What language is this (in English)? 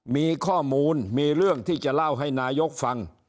Thai